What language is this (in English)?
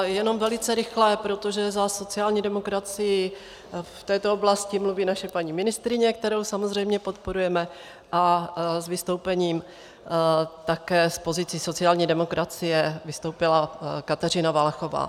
Czech